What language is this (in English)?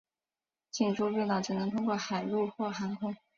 Chinese